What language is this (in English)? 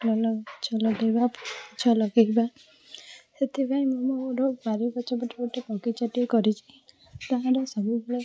Odia